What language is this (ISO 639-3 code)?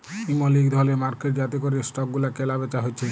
ben